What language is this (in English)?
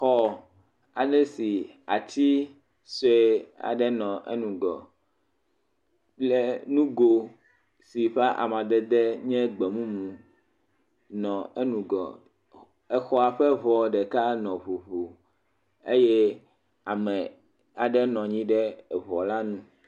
Ewe